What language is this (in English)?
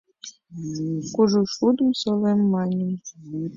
Mari